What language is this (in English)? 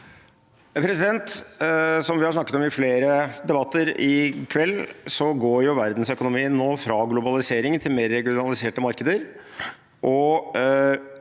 Norwegian